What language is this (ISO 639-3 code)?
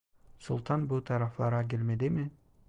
tur